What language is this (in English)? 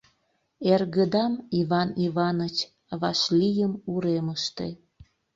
Mari